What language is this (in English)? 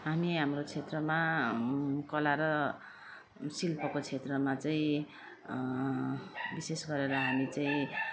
Nepali